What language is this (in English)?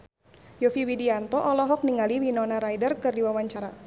Sundanese